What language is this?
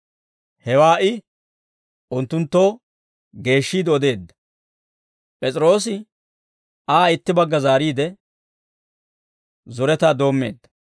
Dawro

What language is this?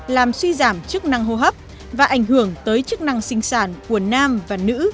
Vietnamese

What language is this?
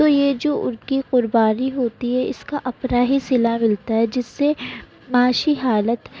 Urdu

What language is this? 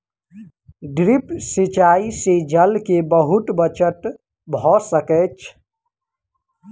Maithili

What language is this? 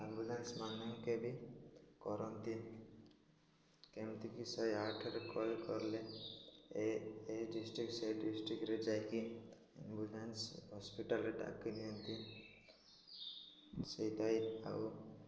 Odia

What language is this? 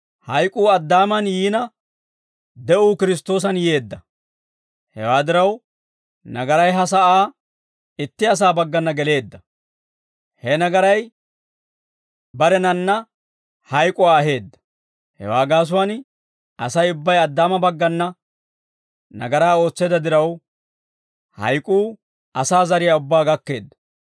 Dawro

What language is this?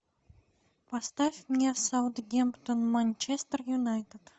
Russian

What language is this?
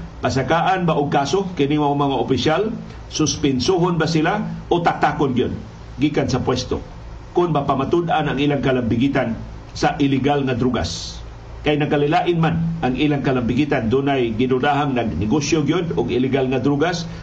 Filipino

